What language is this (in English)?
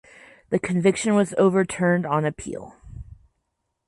English